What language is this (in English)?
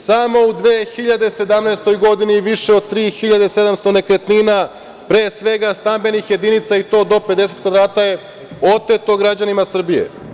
Serbian